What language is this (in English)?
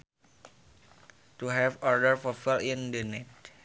Sundanese